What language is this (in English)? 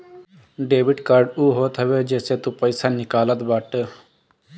Bhojpuri